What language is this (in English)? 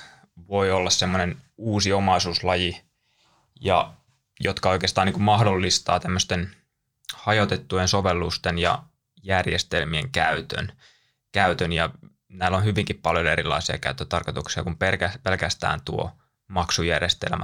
Finnish